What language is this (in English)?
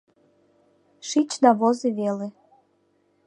Mari